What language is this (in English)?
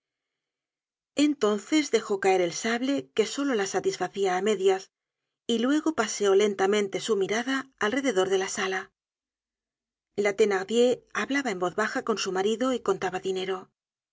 Spanish